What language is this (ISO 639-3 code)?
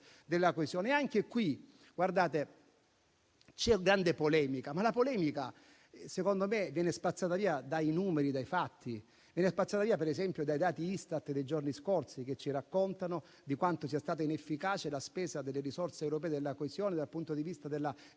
ita